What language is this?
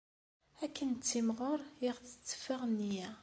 Kabyle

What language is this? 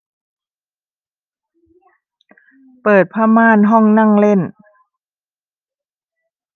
Thai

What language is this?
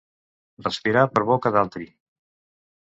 Catalan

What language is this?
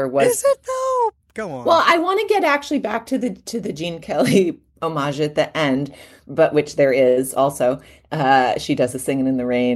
English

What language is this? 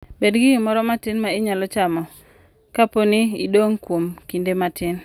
Luo (Kenya and Tanzania)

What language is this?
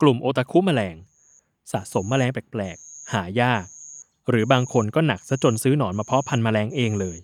Thai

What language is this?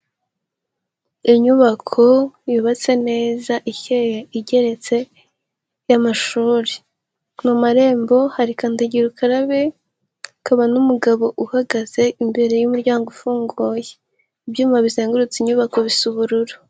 Kinyarwanda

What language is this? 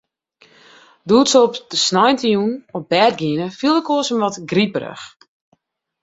Western Frisian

